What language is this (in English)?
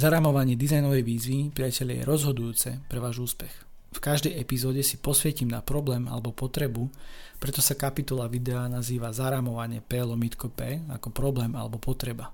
Slovak